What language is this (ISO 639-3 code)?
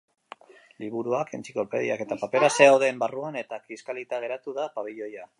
eus